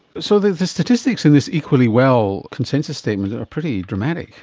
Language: English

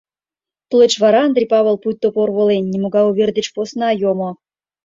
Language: Mari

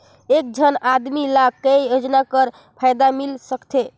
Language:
Chhattisgarhi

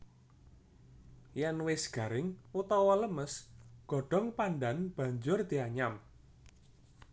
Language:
Javanese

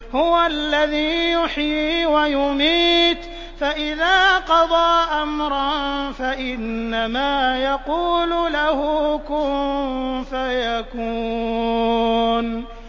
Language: Arabic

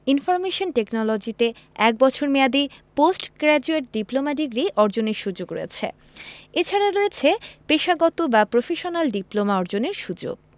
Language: Bangla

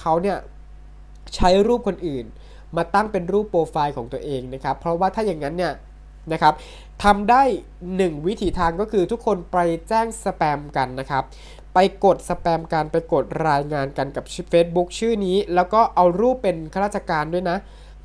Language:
Thai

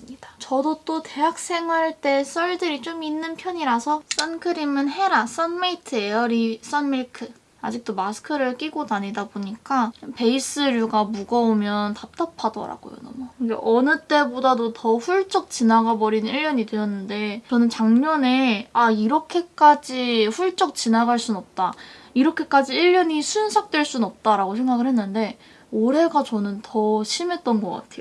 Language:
Korean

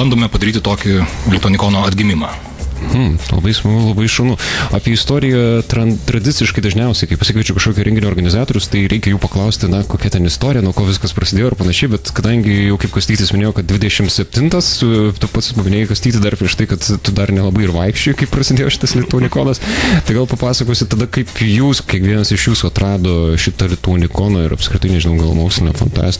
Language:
Lithuanian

